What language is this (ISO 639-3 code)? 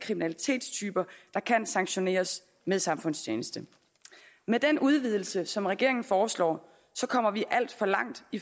dan